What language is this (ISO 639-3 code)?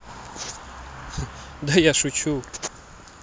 rus